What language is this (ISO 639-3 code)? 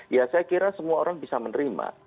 ind